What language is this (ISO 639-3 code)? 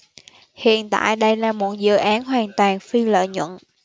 vie